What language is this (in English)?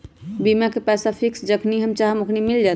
Magahi